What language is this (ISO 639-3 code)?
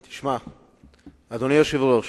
heb